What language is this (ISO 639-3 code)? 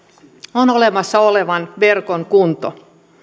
fin